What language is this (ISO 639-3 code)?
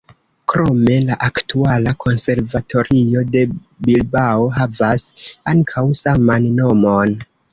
epo